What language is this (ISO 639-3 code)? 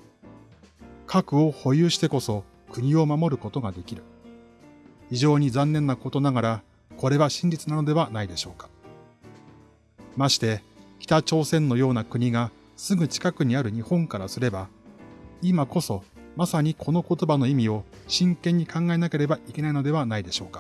jpn